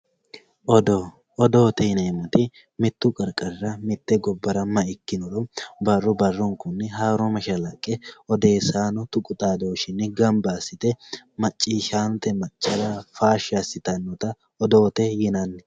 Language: Sidamo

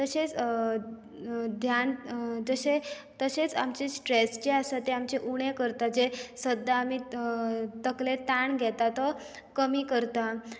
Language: Konkani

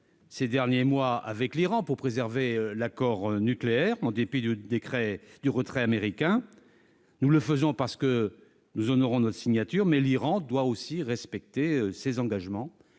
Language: French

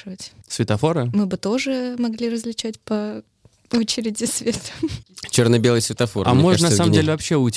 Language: Russian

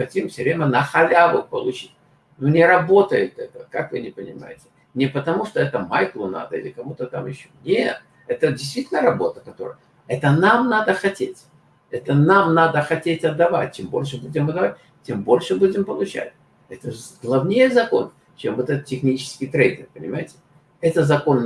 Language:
Russian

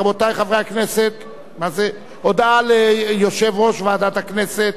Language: Hebrew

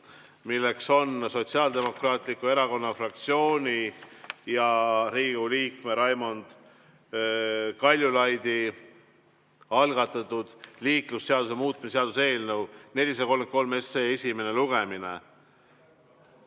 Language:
Estonian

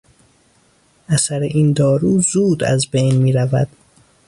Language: Persian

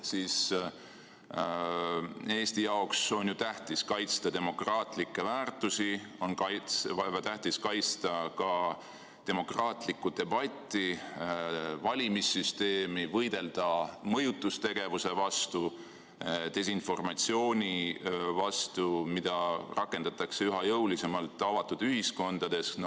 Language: Estonian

